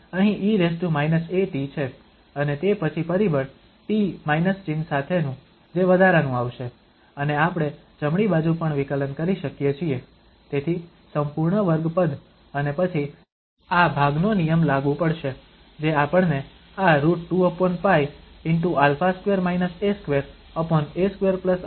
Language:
Gujarati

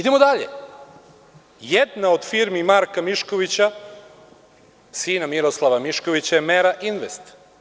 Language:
Serbian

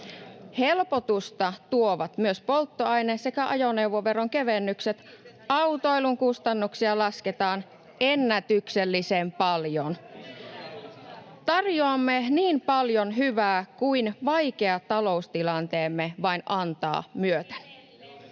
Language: Finnish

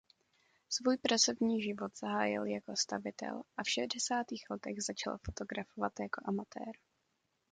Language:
Czech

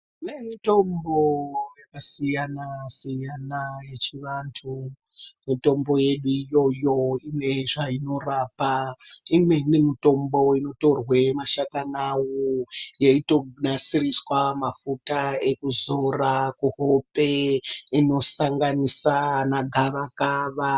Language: Ndau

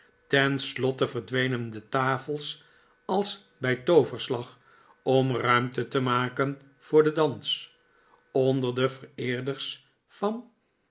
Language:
Dutch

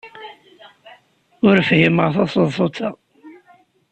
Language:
Kabyle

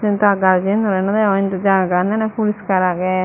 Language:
Chakma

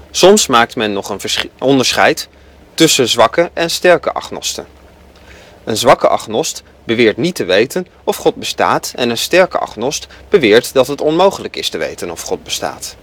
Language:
Dutch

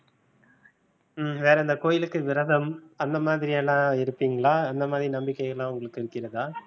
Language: Tamil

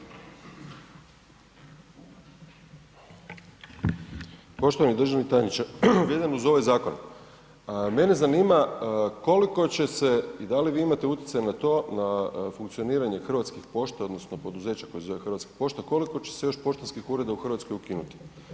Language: Croatian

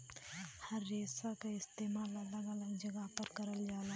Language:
Bhojpuri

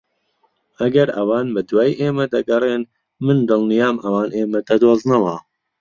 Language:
Central Kurdish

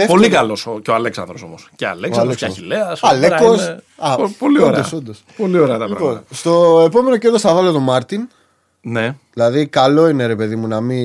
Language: Greek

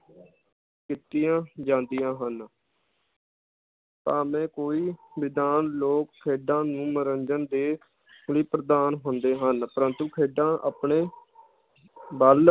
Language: Punjabi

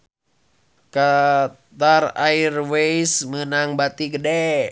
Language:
Sundanese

